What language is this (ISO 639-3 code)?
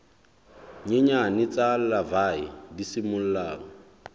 sot